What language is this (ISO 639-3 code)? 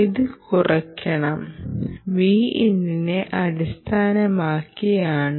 mal